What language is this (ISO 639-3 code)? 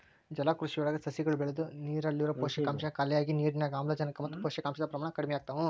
kan